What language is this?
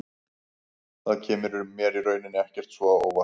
Icelandic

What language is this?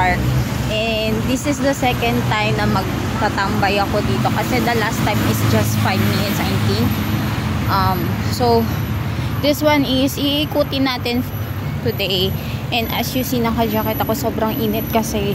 Filipino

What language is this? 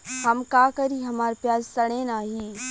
Bhojpuri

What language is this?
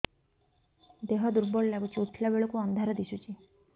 Odia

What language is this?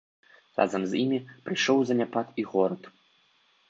Belarusian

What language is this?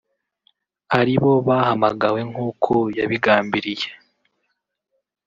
Kinyarwanda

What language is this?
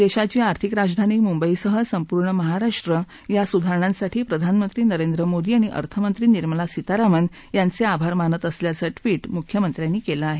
Marathi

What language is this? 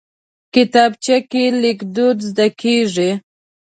Pashto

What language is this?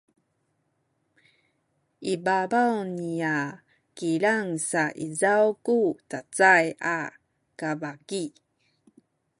Sakizaya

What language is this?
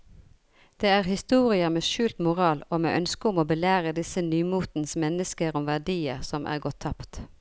Norwegian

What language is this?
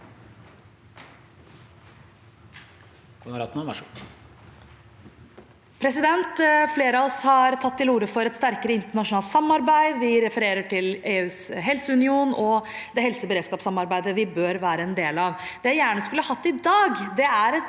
Norwegian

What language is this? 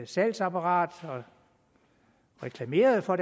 Danish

